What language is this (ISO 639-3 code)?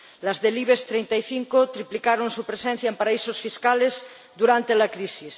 spa